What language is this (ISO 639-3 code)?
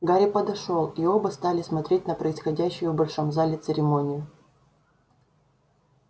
rus